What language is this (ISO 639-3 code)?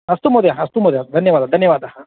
san